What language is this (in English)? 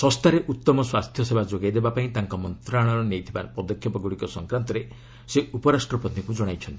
Odia